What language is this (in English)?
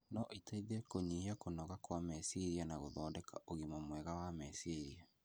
Kikuyu